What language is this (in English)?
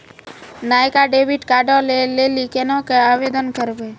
Maithili